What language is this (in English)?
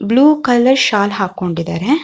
Kannada